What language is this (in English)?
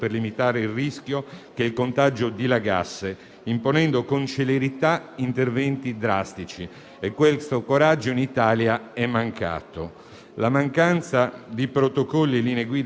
Italian